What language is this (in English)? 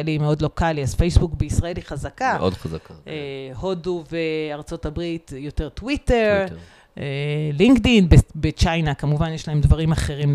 Hebrew